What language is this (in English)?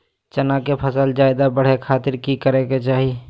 Magahi